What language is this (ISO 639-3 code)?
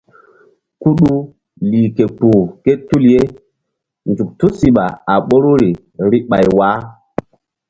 mdd